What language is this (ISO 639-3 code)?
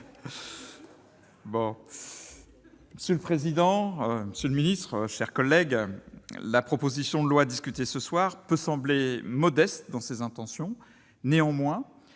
fra